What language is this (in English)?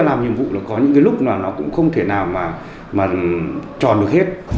Vietnamese